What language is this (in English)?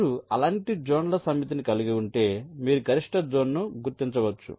Telugu